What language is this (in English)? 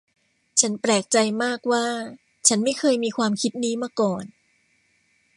Thai